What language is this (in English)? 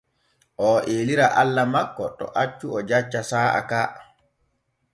Borgu Fulfulde